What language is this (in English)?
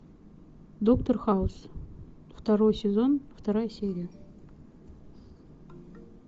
Russian